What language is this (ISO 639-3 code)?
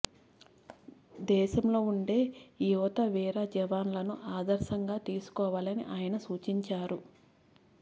tel